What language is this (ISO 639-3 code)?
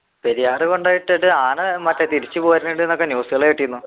mal